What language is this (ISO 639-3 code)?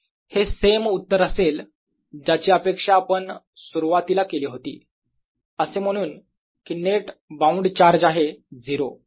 mar